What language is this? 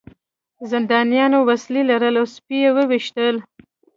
Pashto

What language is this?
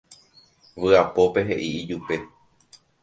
Guarani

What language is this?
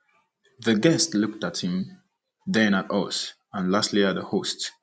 Igbo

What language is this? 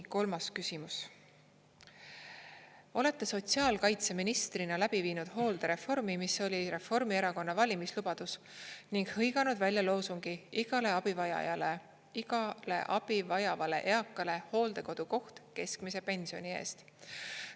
Estonian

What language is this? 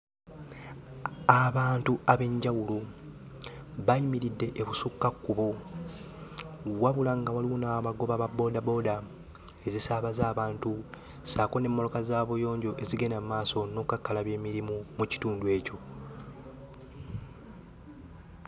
Ganda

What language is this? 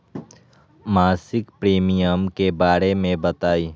Magahi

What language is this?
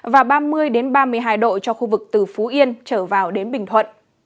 Vietnamese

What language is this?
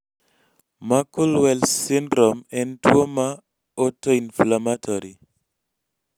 Luo (Kenya and Tanzania)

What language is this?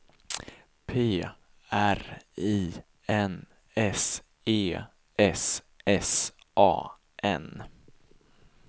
Swedish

